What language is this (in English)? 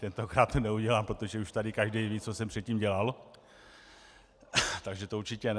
Czech